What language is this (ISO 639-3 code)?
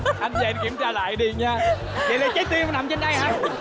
vie